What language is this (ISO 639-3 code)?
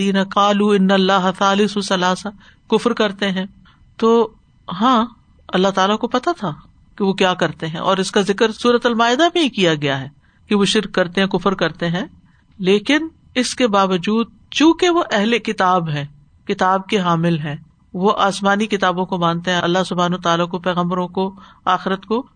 urd